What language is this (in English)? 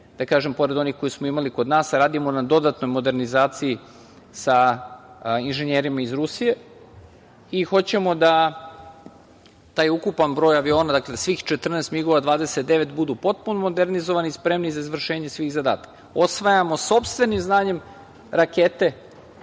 Serbian